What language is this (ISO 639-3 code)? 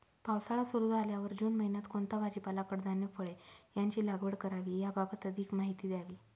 mar